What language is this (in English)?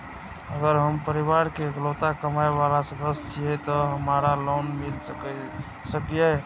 Maithili